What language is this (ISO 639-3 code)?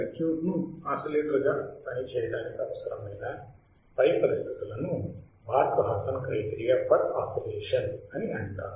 tel